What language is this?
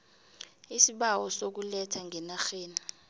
South Ndebele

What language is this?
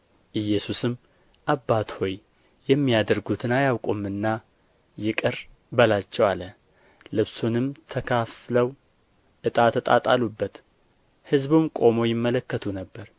Amharic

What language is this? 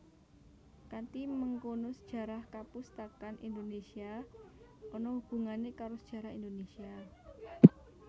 Javanese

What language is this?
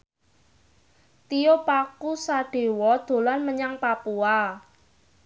Javanese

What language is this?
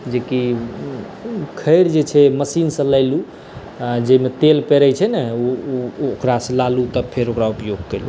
Maithili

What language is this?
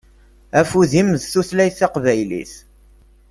Kabyle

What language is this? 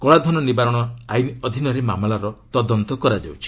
Odia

